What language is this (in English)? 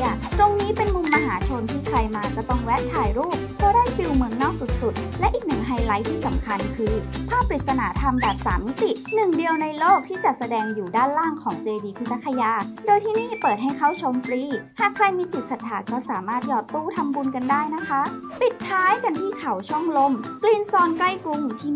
Thai